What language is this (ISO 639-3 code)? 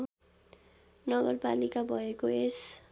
nep